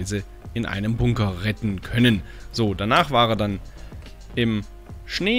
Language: German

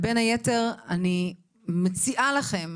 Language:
Hebrew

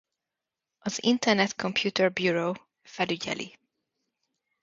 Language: Hungarian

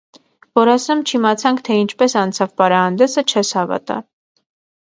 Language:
Armenian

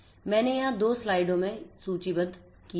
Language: Hindi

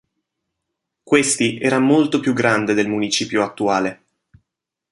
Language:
Italian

